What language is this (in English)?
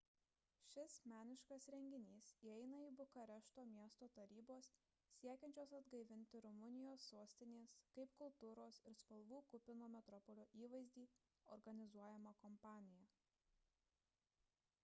Lithuanian